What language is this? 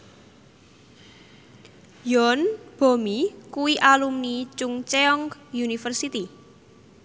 Javanese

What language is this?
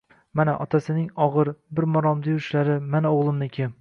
Uzbek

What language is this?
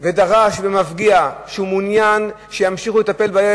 Hebrew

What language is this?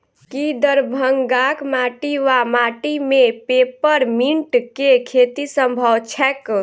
Maithili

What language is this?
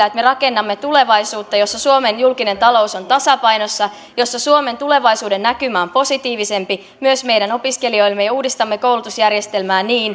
Finnish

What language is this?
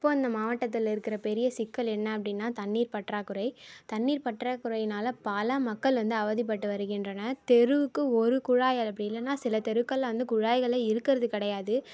Tamil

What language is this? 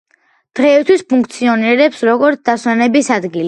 Georgian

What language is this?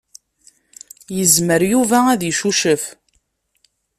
Kabyle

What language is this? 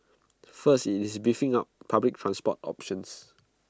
English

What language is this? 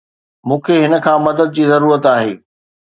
Sindhi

